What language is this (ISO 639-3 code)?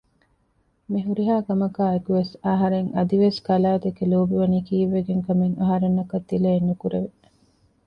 div